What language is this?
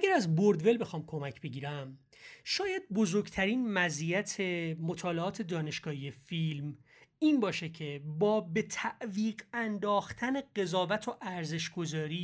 Persian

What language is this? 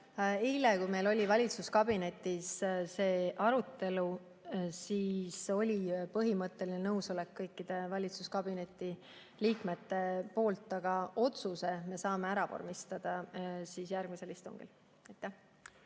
Estonian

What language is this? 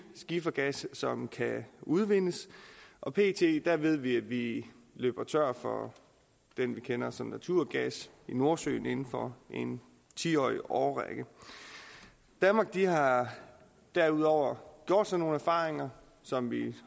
Danish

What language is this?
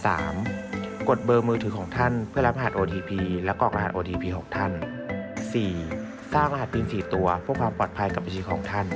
Thai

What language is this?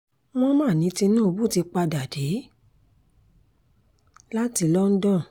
Yoruba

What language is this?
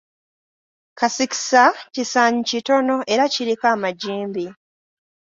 Ganda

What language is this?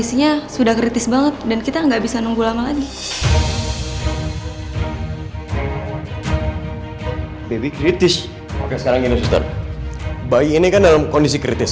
Indonesian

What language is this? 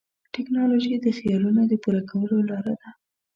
Pashto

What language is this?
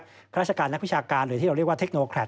Thai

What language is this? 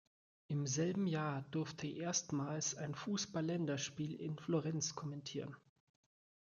German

